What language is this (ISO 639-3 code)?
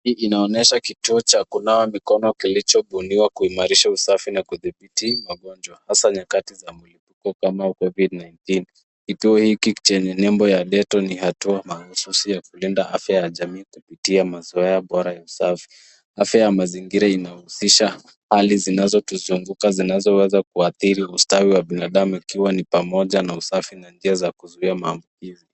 swa